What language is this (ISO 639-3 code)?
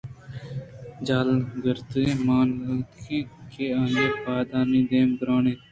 bgp